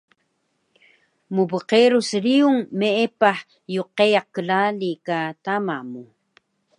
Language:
Taroko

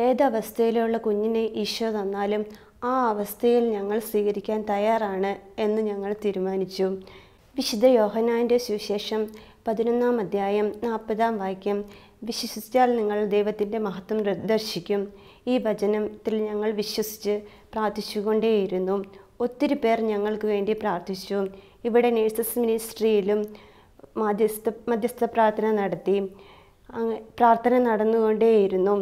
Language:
Malayalam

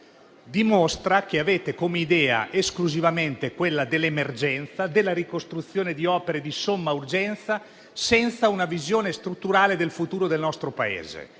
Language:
Italian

